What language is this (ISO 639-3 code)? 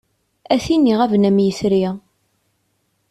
kab